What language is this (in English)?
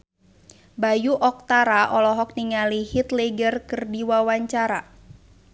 Sundanese